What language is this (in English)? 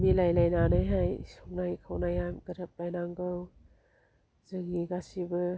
Bodo